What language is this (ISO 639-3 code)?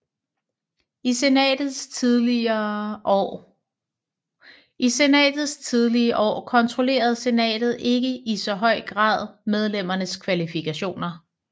dan